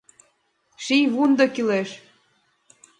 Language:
Mari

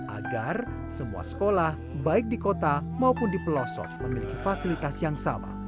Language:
Indonesian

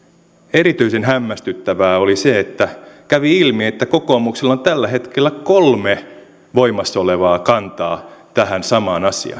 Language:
Finnish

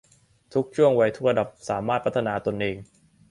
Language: Thai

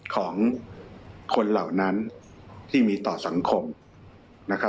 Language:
Thai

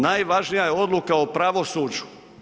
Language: Croatian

